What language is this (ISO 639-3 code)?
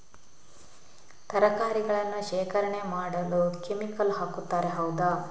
kan